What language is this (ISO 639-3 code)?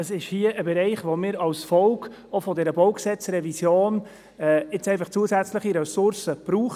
gsw